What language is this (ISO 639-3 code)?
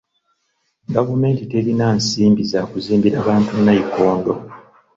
lug